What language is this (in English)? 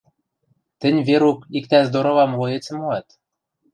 Western Mari